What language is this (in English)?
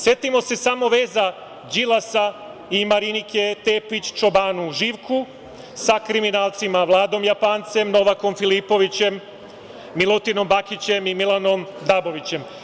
Serbian